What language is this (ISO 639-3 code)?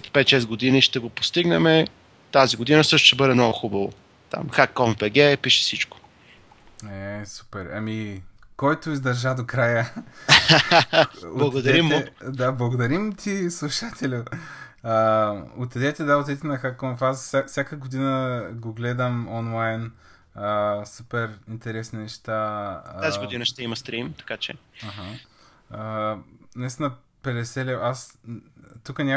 bul